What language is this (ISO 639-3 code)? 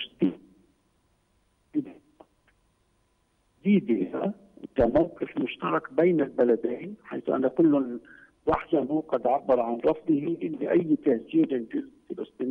ara